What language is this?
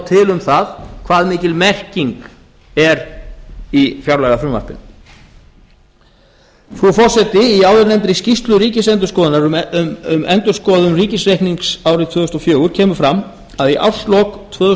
Icelandic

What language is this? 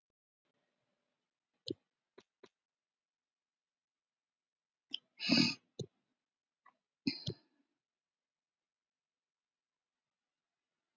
Icelandic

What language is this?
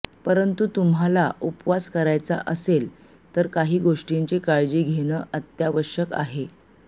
Marathi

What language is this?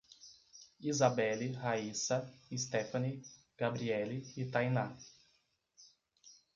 Portuguese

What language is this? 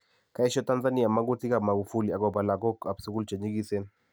Kalenjin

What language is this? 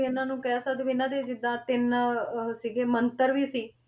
Punjabi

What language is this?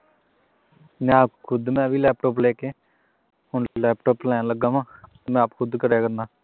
Punjabi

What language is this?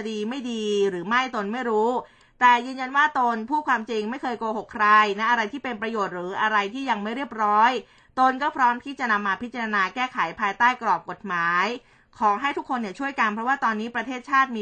Thai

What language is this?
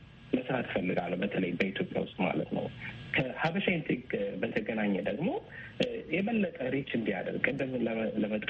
Amharic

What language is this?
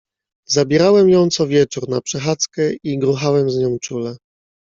Polish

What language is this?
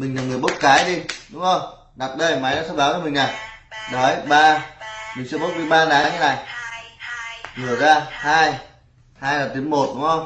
Vietnamese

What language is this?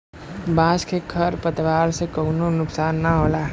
Bhojpuri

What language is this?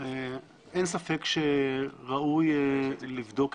Hebrew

